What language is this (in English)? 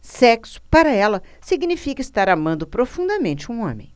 Portuguese